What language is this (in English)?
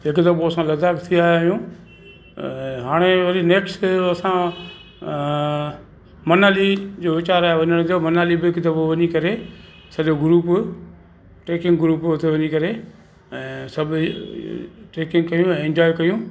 Sindhi